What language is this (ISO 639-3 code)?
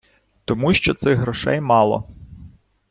ukr